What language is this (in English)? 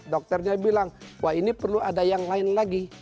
Indonesian